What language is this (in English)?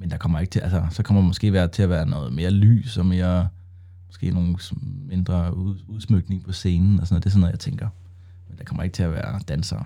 Danish